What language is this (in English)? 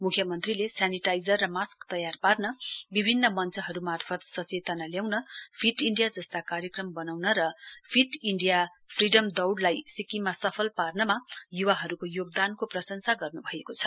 Nepali